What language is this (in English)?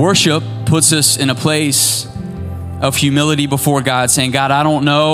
English